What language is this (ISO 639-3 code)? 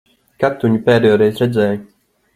lav